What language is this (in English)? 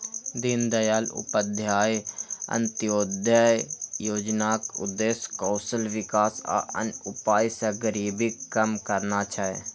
Maithili